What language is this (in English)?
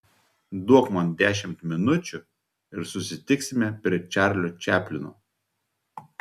Lithuanian